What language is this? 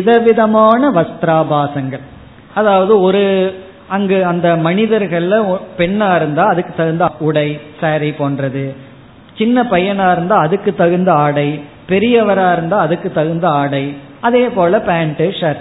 Tamil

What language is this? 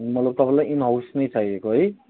Nepali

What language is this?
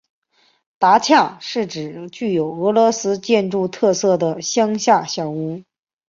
Chinese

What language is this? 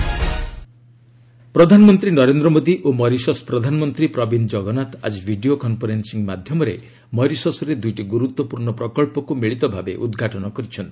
Odia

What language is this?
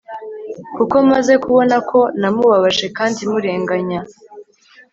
Kinyarwanda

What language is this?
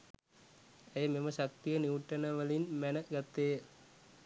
Sinhala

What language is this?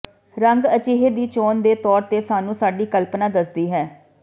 Punjabi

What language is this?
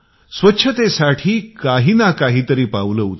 Marathi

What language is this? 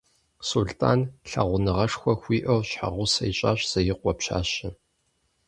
Kabardian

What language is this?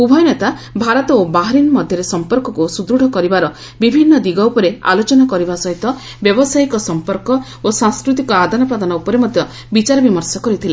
Odia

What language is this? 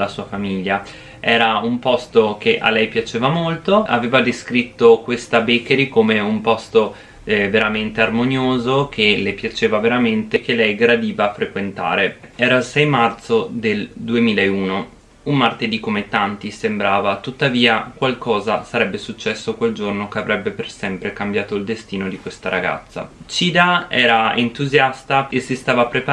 Italian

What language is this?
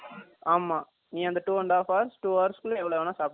Tamil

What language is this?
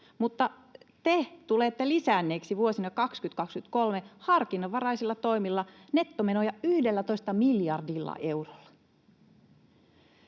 Finnish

